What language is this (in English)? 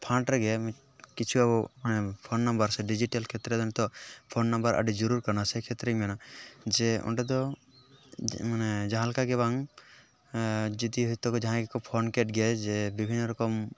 Santali